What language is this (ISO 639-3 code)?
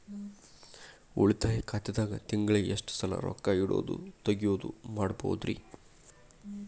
kan